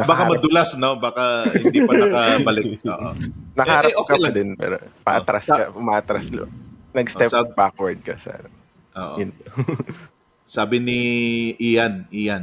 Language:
Filipino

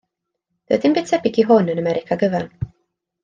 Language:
Welsh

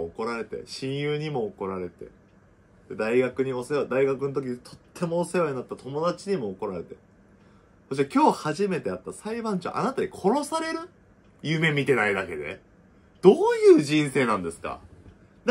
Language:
Japanese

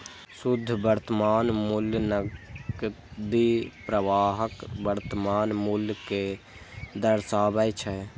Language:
Maithili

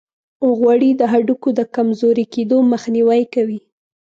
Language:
Pashto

